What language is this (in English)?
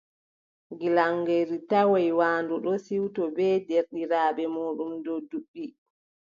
Adamawa Fulfulde